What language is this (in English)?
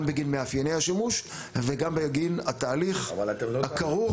Hebrew